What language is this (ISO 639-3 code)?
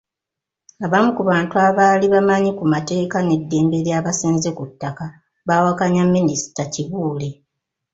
lug